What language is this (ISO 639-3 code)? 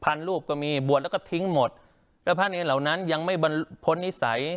tha